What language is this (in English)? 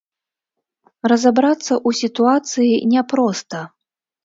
Belarusian